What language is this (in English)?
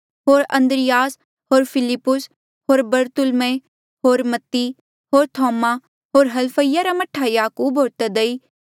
Mandeali